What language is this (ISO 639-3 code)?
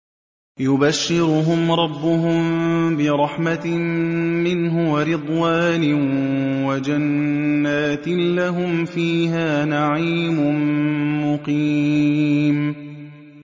ara